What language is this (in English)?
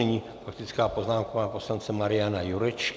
Czech